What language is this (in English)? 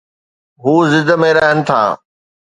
Sindhi